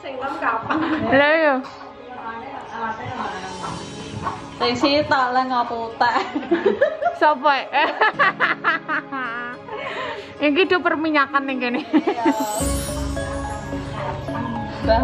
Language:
Indonesian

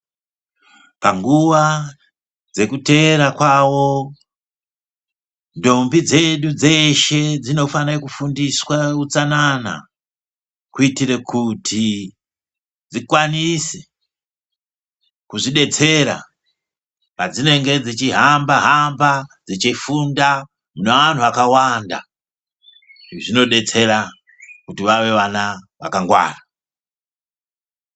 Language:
Ndau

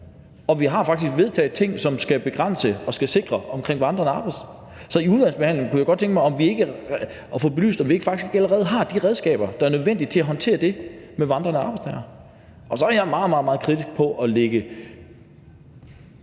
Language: Danish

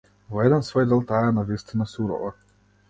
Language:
Macedonian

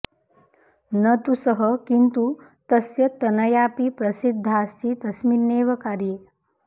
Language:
Sanskrit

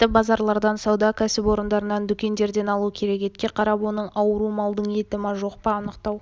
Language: Kazakh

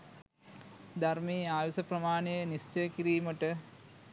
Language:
Sinhala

